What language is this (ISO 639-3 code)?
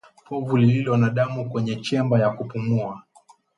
swa